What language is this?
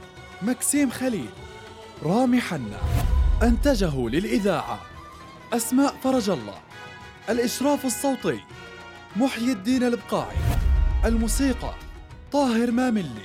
Arabic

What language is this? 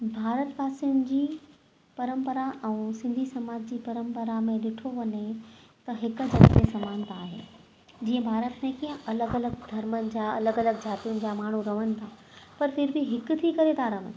Sindhi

